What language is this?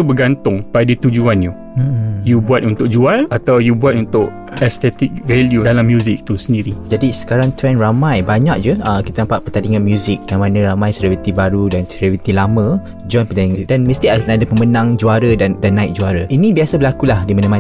Malay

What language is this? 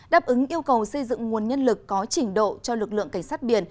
Vietnamese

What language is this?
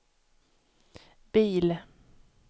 Swedish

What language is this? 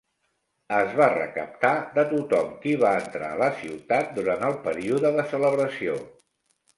Catalan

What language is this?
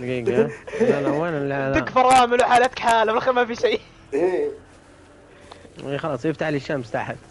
Arabic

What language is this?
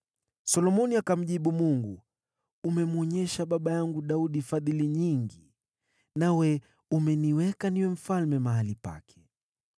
Swahili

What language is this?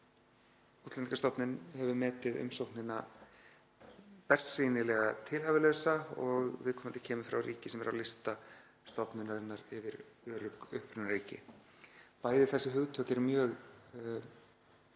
Icelandic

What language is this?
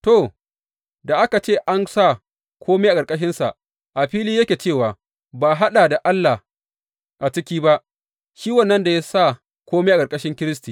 Hausa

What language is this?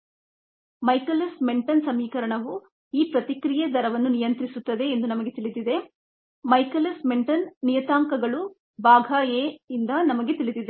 Kannada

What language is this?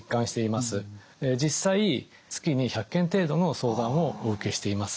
Japanese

